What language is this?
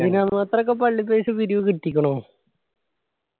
Malayalam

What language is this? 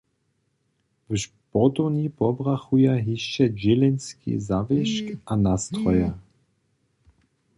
Upper Sorbian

